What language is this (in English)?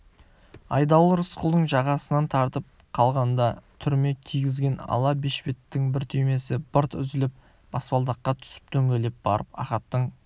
Kazakh